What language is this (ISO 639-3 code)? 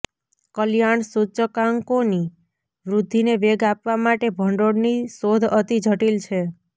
guj